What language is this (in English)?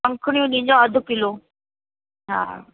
Sindhi